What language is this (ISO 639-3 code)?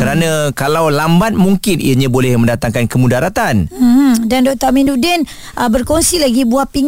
msa